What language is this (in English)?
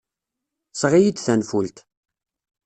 Kabyle